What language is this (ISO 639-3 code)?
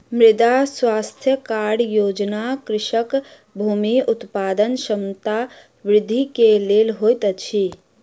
mai